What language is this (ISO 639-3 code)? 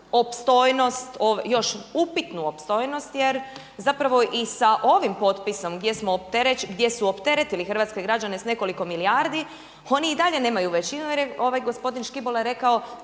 hrv